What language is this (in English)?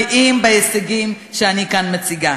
Hebrew